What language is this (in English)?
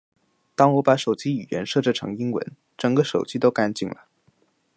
Chinese